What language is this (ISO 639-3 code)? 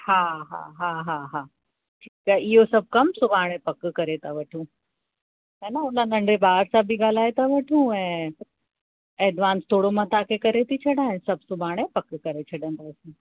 snd